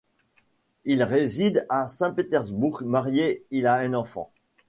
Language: French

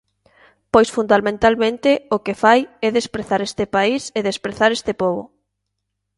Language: Galician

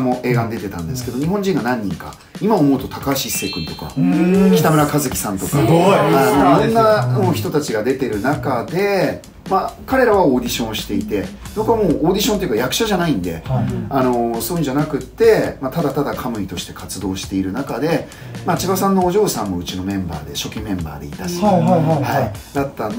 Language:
Japanese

